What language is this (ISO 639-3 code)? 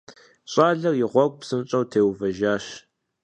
kbd